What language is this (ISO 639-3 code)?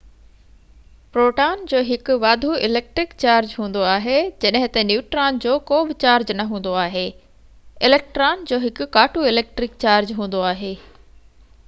snd